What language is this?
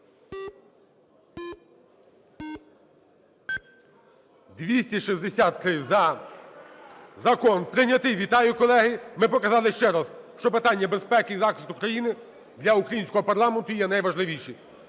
Ukrainian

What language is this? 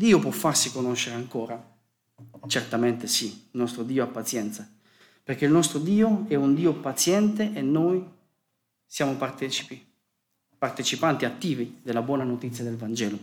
Italian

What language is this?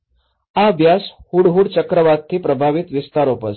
Gujarati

